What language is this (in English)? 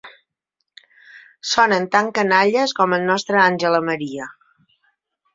Catalan